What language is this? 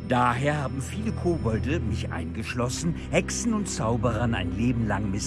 German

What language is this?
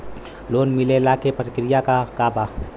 Bhojpuri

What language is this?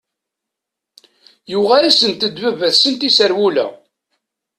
Kabyle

